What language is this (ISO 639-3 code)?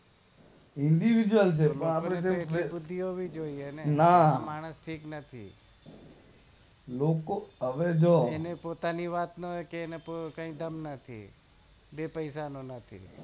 guj